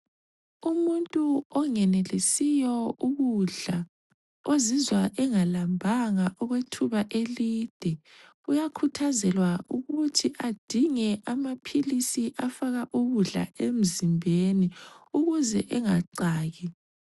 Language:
North Ndebele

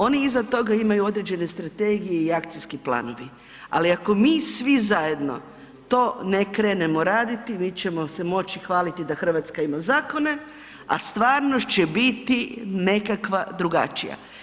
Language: Croatian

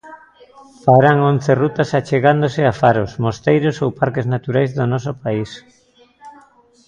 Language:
Galician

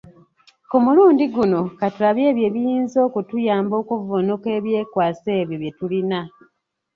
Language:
Ganda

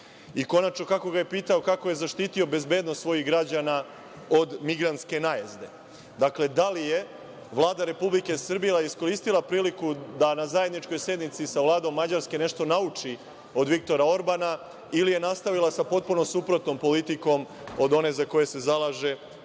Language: Serbian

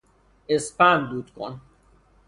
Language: Persian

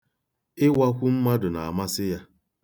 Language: Igbo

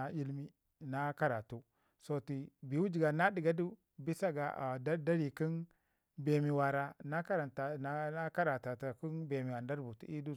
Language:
Ngizim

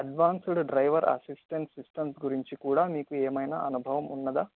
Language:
Telugu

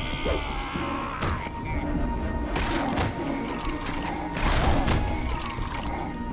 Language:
Korean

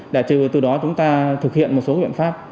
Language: Vietnamese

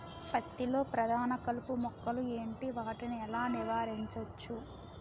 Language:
Telugu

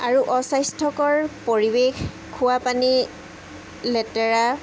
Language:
Assamese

